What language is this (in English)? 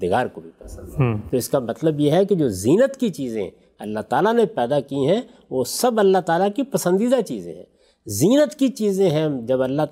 Urdu